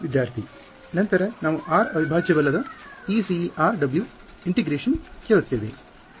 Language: Kannada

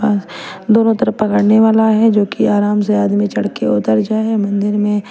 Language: Hindi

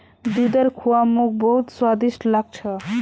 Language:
Magahi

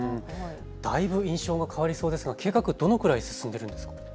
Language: Japanese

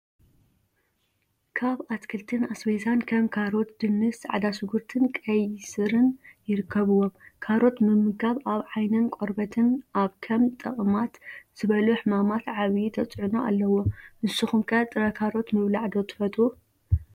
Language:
Tigrinya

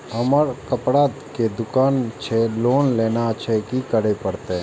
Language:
Maithili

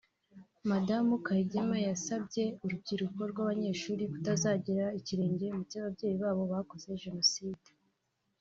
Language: Kinyarwanda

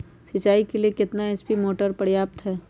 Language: Magahi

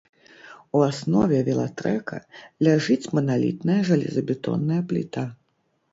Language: Belarusian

